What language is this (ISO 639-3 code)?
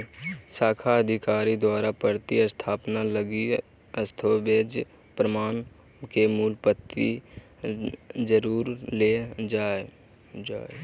mag